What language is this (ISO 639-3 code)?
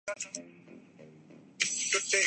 urd